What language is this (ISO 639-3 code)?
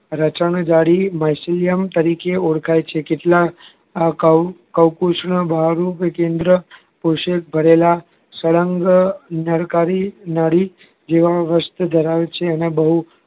guj